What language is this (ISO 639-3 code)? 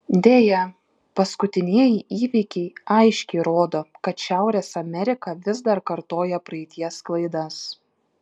lit